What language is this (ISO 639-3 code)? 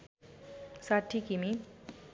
nep